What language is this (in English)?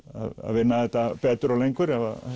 Icelandic